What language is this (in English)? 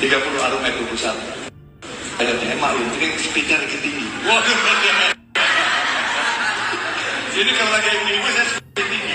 Indonesian